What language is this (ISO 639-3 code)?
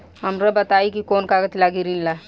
bho